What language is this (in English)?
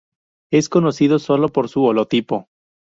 Spanish